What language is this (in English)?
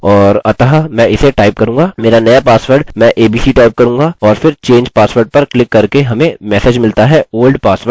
Hindi